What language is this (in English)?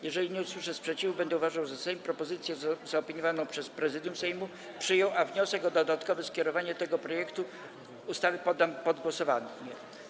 Polish